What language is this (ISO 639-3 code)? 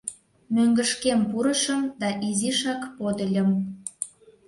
chm